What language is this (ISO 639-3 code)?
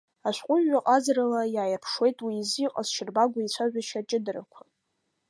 abk